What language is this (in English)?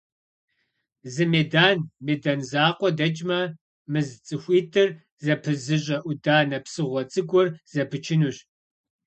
Kabardian